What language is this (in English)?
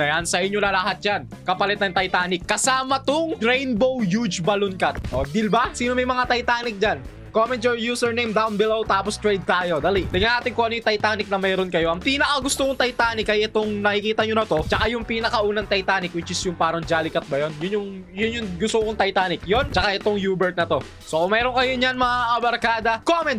Filipino